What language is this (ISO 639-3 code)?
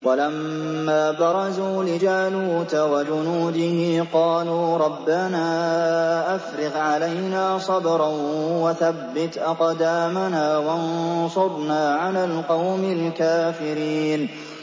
ara